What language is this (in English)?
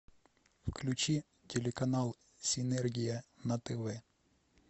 Russian